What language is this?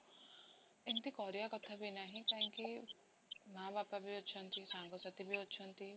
Odia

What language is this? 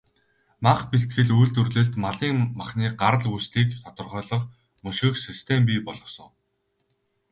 Mongolian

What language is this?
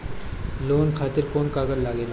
Bhojpuri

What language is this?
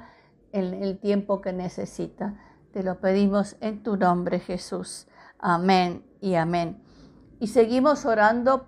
Spanish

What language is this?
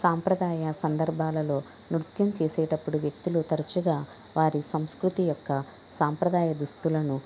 Telugu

